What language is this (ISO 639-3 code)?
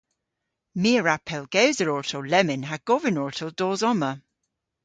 cor